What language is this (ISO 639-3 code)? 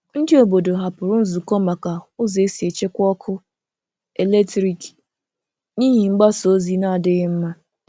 ibo